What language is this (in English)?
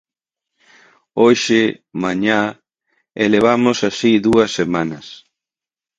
Galician